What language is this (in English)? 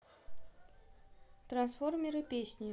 Russian